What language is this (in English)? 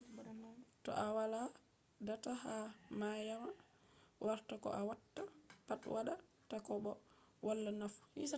Fula